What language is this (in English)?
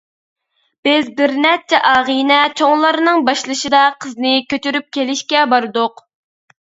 Uyghur